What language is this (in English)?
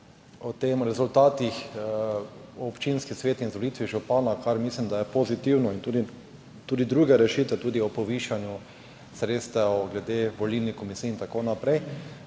Slovenian